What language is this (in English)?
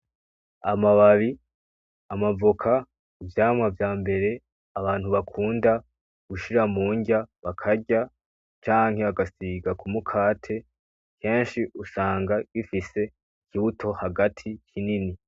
Rundi